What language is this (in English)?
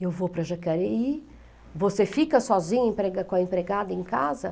Portuguese